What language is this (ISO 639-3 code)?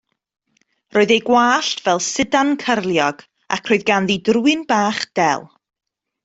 cym